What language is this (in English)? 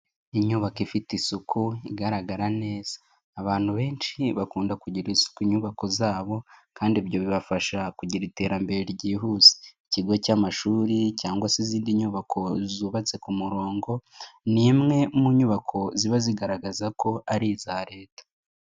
Kinyarwanda